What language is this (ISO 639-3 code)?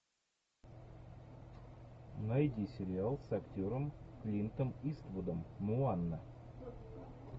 rus